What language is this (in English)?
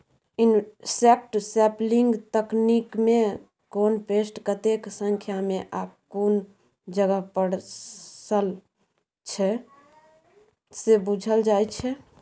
Maithili